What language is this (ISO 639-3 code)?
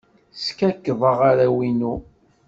kab